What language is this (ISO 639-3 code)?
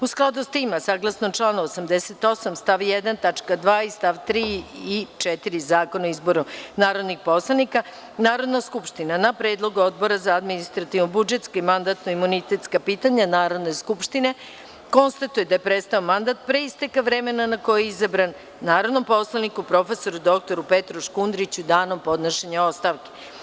srp